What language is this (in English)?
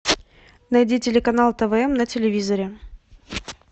Russian